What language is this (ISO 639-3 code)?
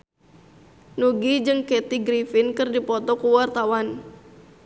sun